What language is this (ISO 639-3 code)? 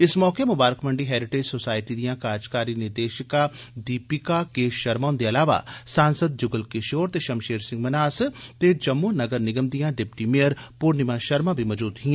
doi